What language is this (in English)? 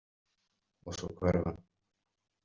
Icelandic